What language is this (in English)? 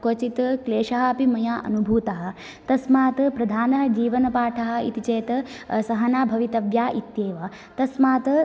Sanskrit